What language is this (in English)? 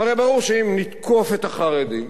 Hebrew